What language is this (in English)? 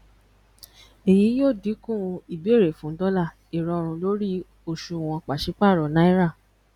Yoruba